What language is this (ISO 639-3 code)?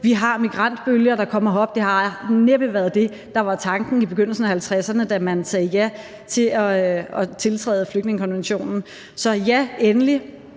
dan